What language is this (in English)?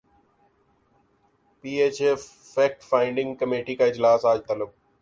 Urdu